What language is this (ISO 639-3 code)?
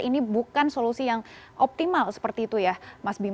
ind